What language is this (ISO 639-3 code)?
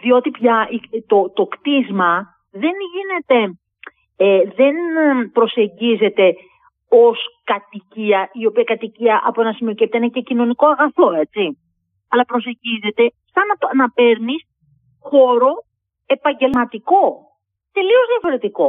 ell